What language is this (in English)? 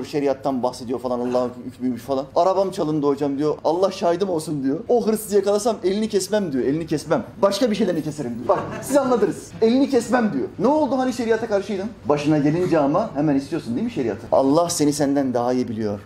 Turkish